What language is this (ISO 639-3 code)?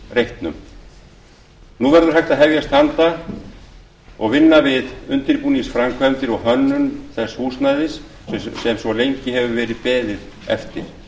isl